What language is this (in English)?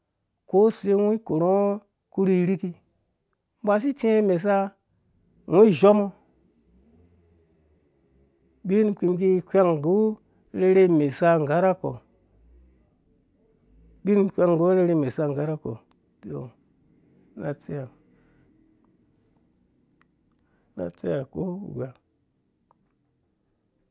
Dũya